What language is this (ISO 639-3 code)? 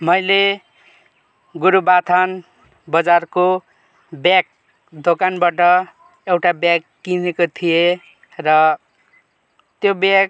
nep